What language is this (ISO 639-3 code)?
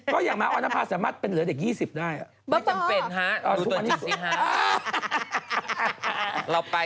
tha